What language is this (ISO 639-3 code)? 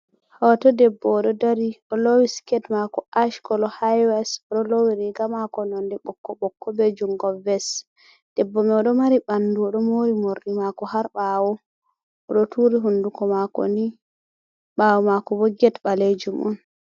ful